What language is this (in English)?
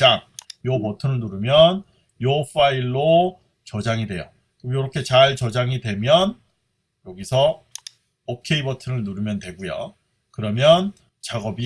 Korean